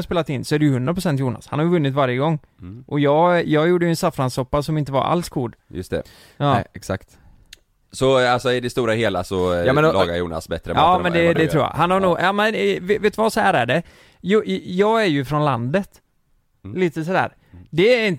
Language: Swedish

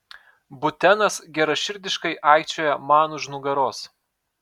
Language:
Lithuanian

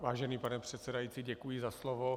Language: Czech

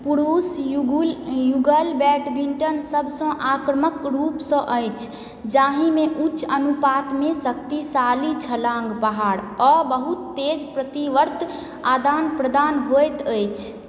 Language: Maithili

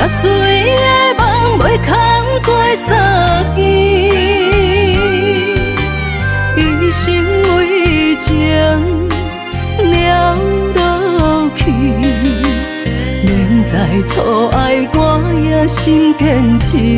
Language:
Chinese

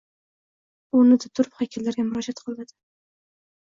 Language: Uzbek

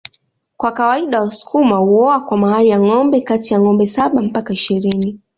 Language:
Swahili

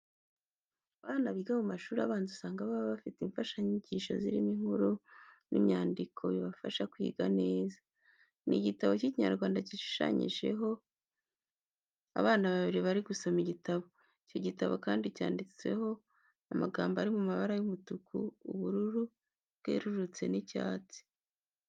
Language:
Kinyarwanda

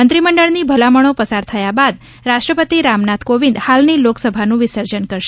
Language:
Gujarati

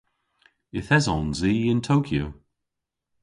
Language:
Cornish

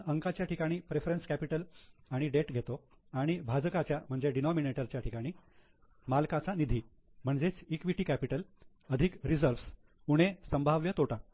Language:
Marathi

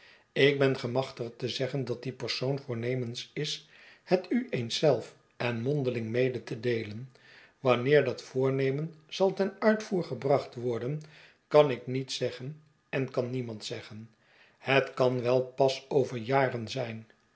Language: Dutch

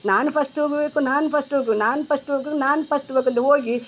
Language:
Kannada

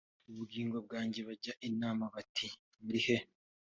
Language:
Kinyarwanda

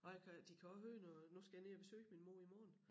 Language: Danish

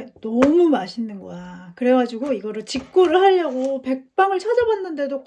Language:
Korean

